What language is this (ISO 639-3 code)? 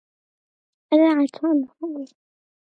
ron